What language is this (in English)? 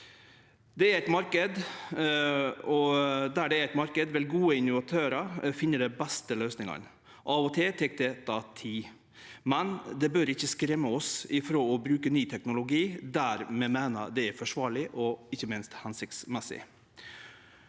Norwegian